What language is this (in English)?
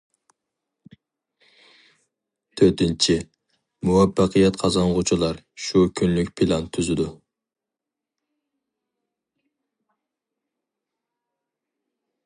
Uyghur